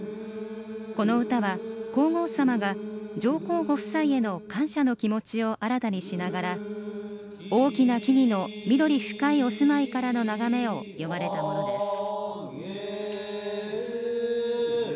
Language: Japanese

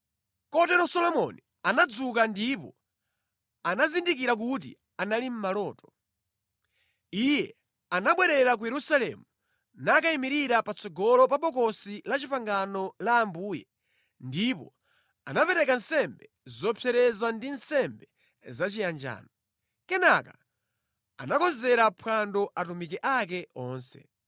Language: Nyanja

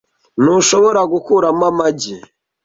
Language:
Kinyarwanda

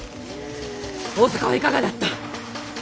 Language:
Japanese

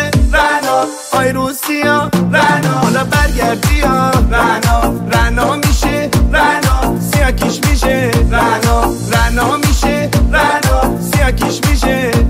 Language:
Persian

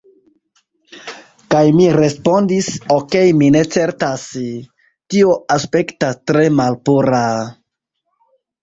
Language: Esperanto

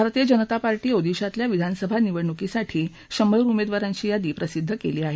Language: Marathi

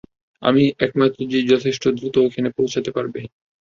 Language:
Bangla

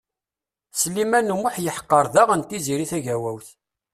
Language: Kabyle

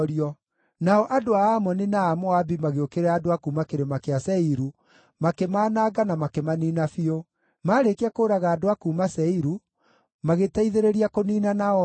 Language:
Kikuyu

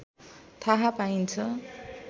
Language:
Nepali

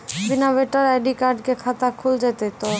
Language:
Maithili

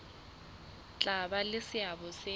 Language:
Southern Sotho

